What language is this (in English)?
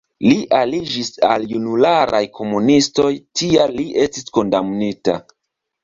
Esperanto